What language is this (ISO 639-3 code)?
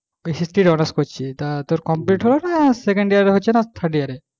ben